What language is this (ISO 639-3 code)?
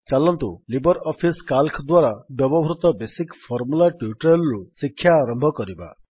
ori